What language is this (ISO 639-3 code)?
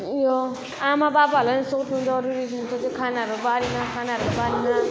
nep